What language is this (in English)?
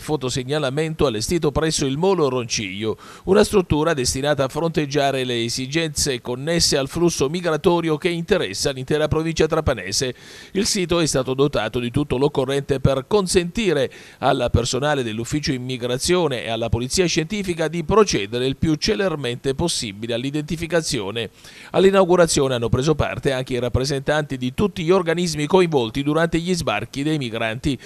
Italian